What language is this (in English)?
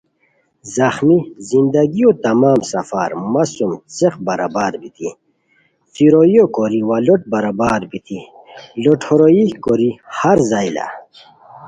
Khowar